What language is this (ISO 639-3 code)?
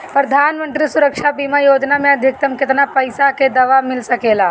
bho